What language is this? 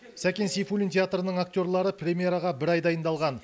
Kazakh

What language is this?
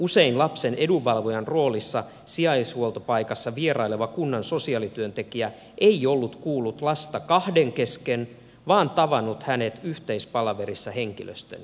Finnish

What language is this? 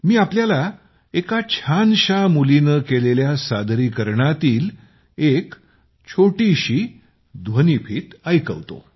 Marathi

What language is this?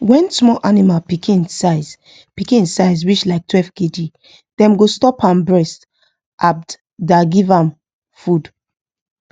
Nigerian Pidgin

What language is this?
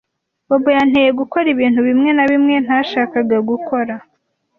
Kinyarwanda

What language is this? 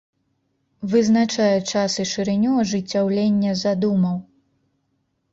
Belarusian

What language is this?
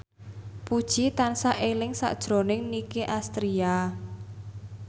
Javanese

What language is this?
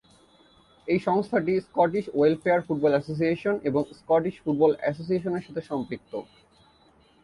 Bangla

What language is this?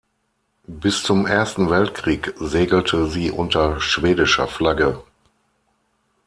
German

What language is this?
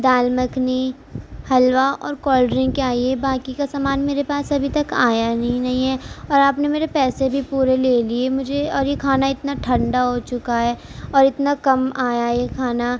Urdu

